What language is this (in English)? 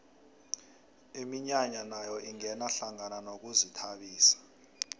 South Ndebele